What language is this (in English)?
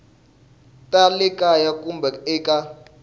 Tsonga